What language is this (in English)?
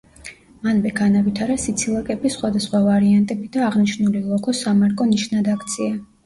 Georgian